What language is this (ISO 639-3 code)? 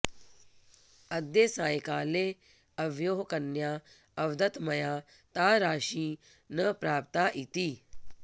san